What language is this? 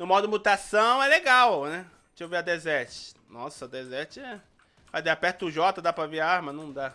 Portuguese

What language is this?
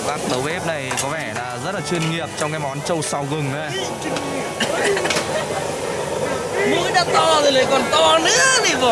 Vietnamese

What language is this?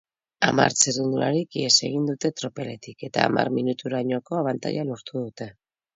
Basque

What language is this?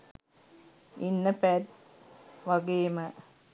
Sinhala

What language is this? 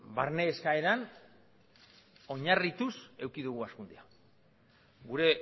Basque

